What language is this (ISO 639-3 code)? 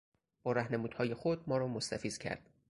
fas